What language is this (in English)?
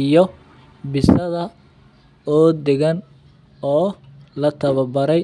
Somali